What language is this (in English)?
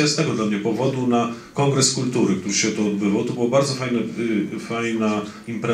Polish